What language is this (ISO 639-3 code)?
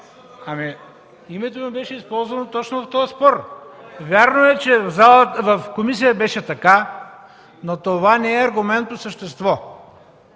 bul